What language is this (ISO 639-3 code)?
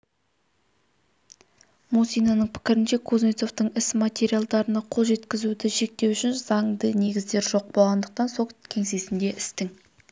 kaz